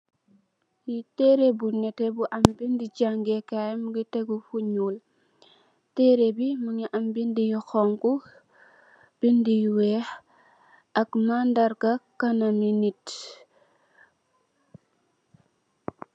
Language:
Wolof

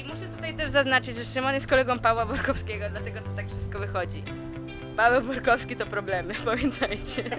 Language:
Polish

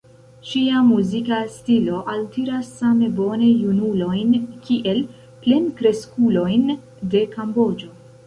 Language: Esperanto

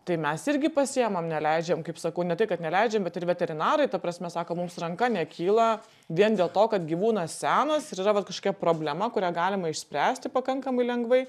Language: Lithuanian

